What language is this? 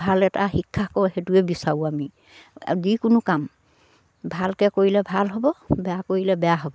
Assamese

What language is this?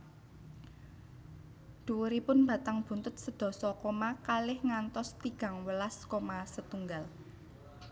Javanese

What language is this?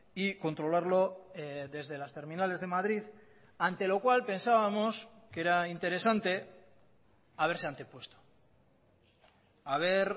Spanish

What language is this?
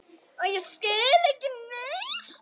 Icelandic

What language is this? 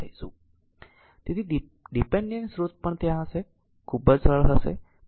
Gujarati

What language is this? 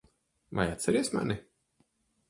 Latvian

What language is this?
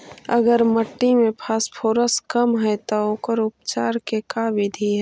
Magahi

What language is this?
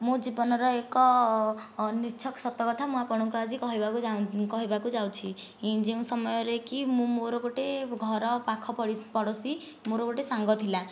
Odia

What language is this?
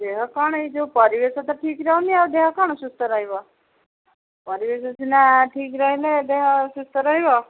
Odia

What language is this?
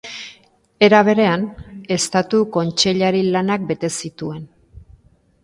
Basque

